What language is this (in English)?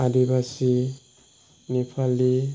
Bodo